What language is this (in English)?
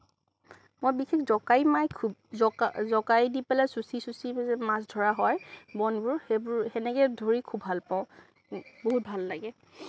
Assamese